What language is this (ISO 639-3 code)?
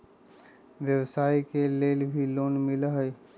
mag